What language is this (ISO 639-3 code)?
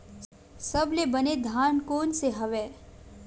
hne